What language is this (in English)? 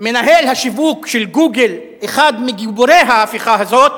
Hebrew